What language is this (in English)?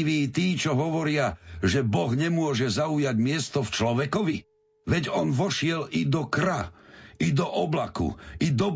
Slovak